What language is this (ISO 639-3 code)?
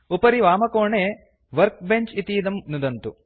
san